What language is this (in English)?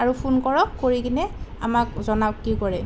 Assamese